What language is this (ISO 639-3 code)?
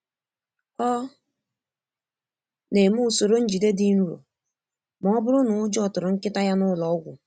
ibo